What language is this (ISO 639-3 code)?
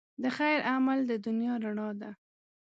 pus